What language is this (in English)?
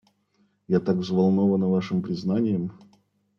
Russian